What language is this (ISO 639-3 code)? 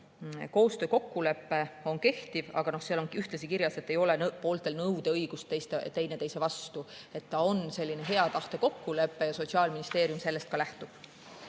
est